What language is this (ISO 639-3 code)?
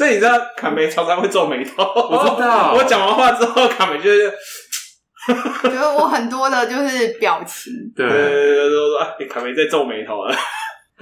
zho